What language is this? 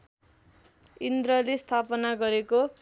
Nepali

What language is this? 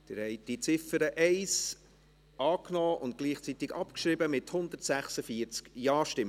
Swiss German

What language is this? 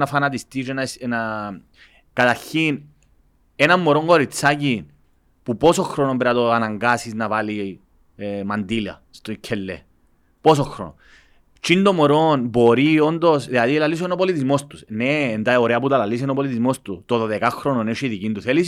Greek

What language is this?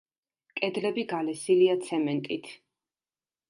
Georgian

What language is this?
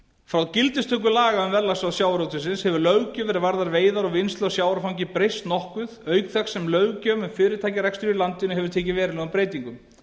Icelandic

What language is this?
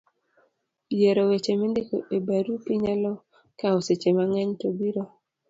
Luo (Kenya and Tanzania)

